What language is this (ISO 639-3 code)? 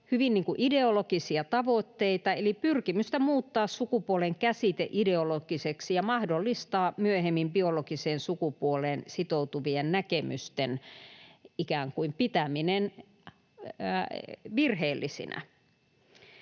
fin